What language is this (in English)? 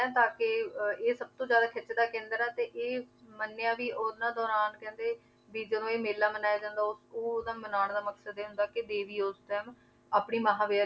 Punjabi